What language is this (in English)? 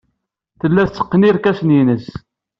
Kabyle